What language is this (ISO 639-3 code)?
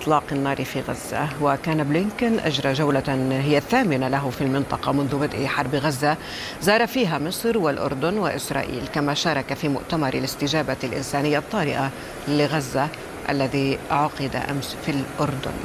ara